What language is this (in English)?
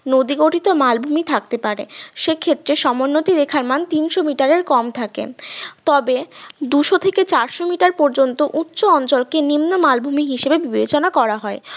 Bangla